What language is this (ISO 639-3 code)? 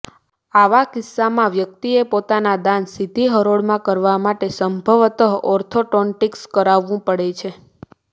guj